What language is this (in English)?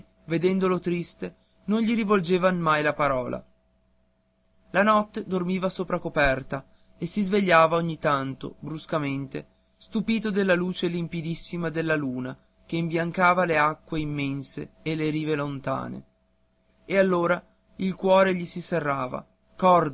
Italian